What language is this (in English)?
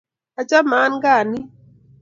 Kalenjin